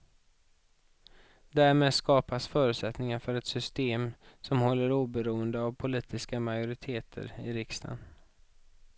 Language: Swedish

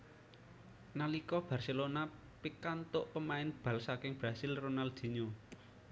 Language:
Javanese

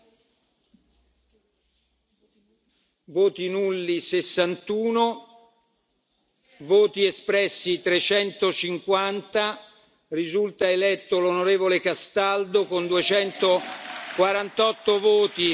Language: Italian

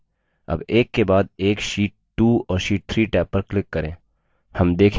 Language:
Hindi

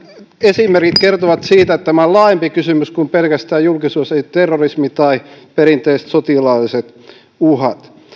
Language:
Finnish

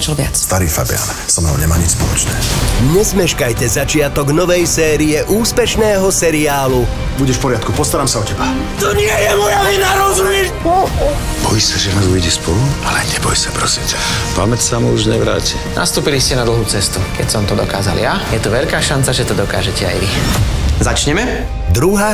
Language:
Slovak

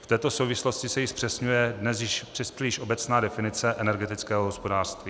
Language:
Czech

